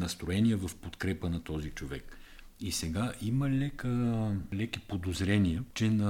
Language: Bulgarian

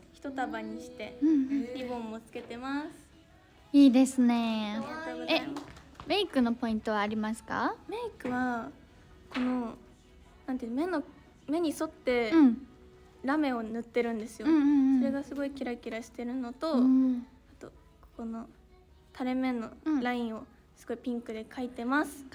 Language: Japanese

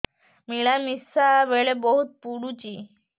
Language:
Odia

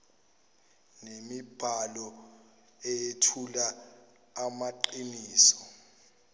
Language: Zulu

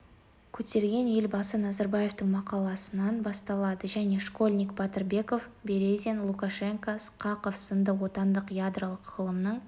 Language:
Kazakh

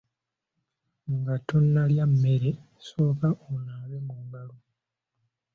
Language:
Ganda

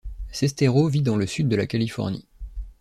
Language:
French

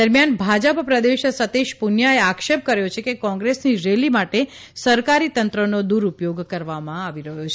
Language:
Gujarati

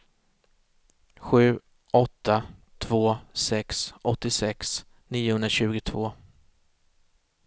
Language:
Swedish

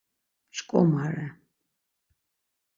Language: Laz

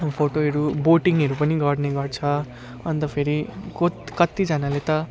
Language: Nepali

